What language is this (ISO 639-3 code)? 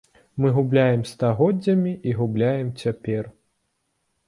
bel